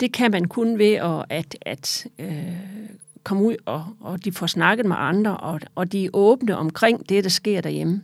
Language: Danish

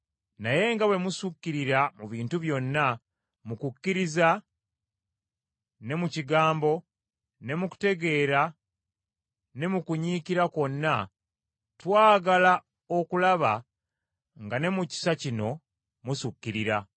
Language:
Ganda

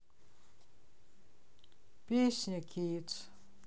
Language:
Russian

